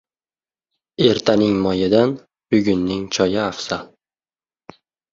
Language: Uzbek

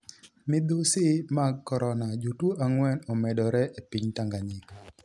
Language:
Luo (Kenya and Tanzania)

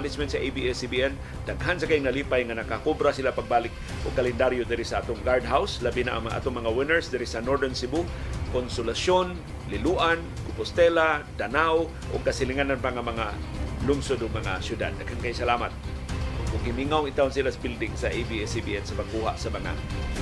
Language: Filipino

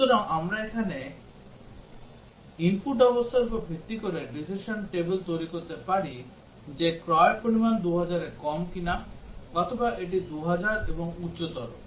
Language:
Bangla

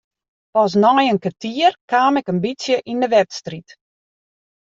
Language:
Western Frisian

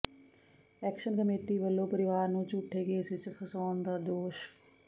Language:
Punjabi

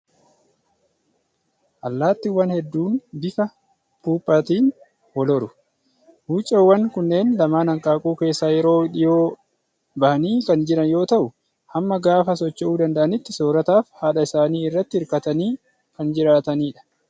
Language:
Oromo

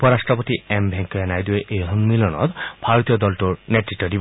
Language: Assamese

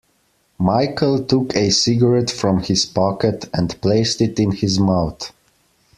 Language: English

